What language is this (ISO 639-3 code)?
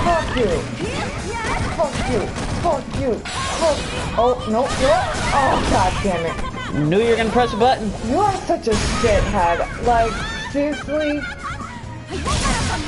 eng